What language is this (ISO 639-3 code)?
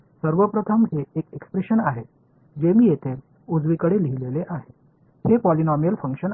mar